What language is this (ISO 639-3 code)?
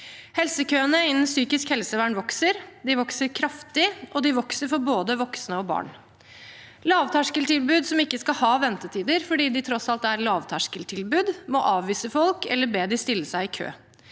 nor